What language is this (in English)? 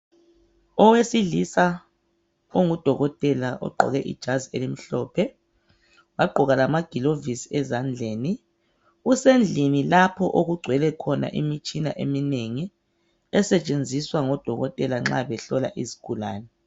North Ndebele